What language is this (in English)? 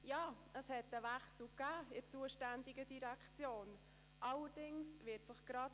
Swiss German